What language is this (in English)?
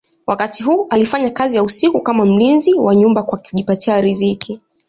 Swahili